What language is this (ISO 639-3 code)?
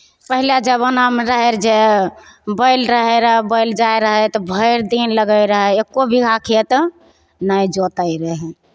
mai